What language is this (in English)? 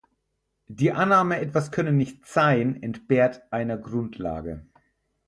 German